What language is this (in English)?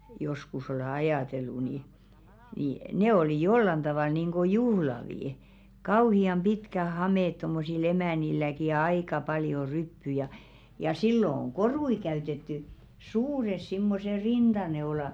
Finnish